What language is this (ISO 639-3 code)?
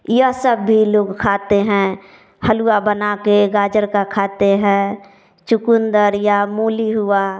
hin